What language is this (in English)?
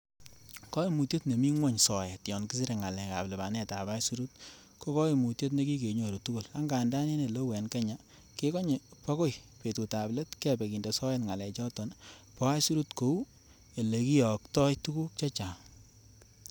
Kalenjin